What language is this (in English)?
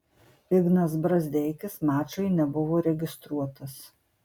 Lithuanian